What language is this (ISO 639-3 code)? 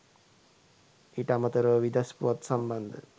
sin